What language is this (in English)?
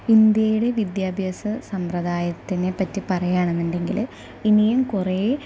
Malayalam